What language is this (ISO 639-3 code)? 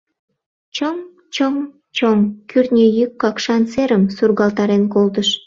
chm